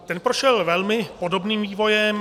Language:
Czech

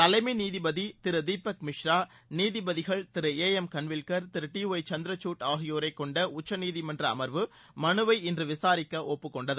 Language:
Tamil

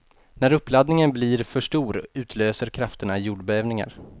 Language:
Swedish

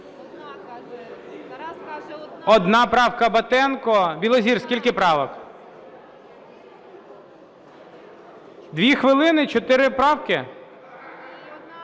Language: Ukrainian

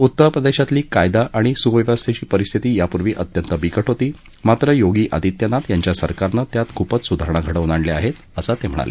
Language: Marathi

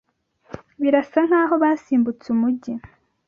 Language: Kinyarwanda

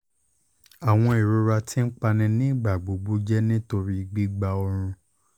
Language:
Yoruba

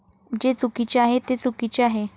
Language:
Marathi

